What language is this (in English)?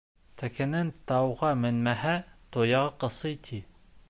Bashkir